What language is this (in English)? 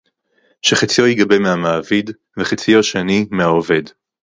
Hebrew